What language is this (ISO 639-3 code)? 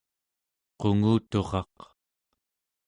esu